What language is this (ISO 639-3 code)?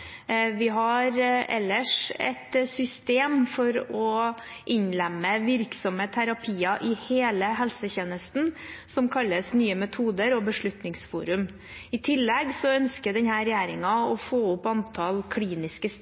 nob